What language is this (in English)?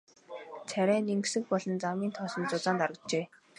Mongolian